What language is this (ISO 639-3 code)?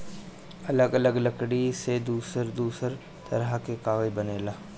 bho